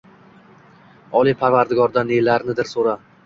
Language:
Uzbek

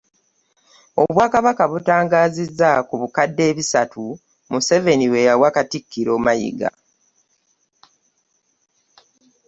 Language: Ganda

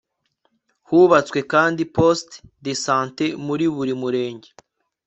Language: Kinyarwanda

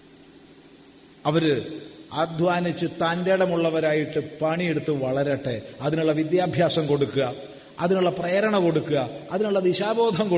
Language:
Malayalam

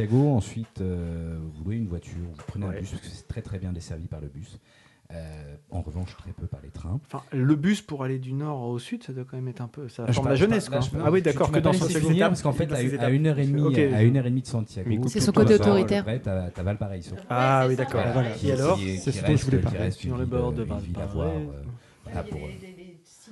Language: French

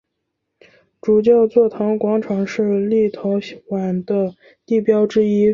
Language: Chinese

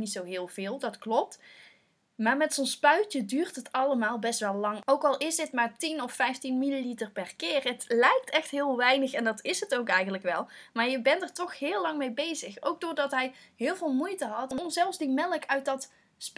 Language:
Dutch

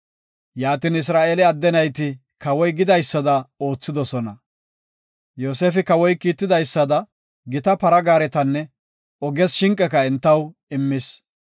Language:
Gofa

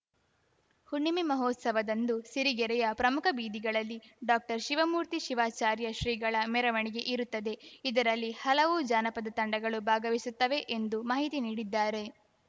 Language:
Kannada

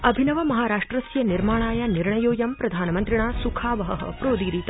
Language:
Sanskrit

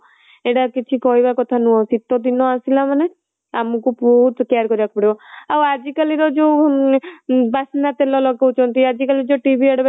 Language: Odia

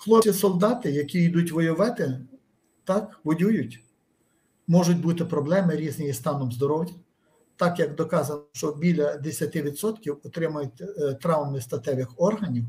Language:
Ukrainian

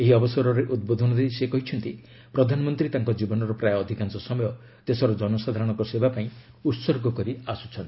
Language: Odia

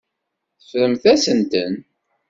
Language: Kabyle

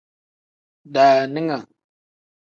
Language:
Tem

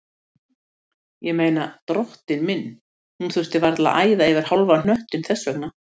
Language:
Icelandic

